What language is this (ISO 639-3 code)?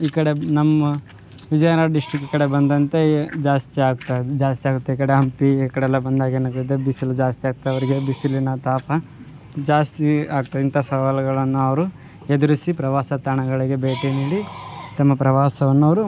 kan